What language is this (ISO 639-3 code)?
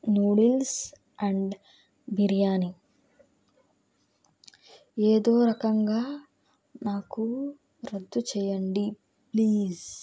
tel